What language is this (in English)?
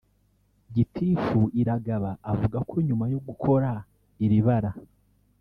Kinyarwanda